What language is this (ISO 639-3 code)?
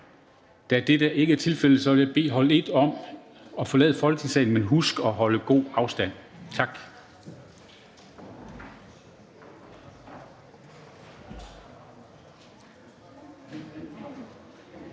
dan